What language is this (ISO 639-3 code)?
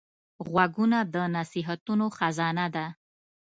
pus